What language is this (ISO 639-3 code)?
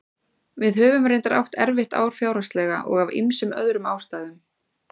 isl